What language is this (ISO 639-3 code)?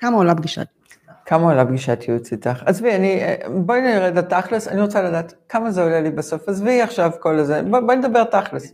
heb